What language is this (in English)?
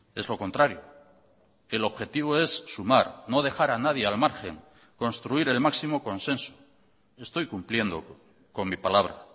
Spanish